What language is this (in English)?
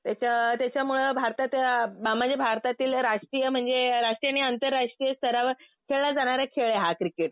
Marathi